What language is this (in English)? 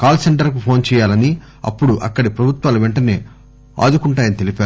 Telugu